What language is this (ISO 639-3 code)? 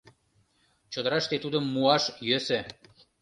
chm